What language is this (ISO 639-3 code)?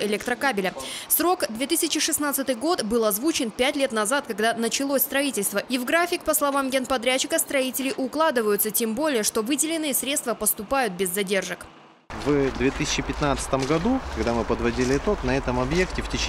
rus